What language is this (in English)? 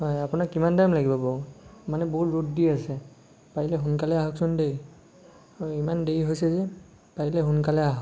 Assamese